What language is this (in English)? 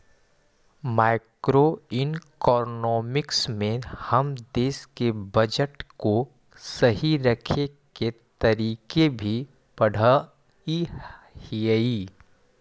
Magahi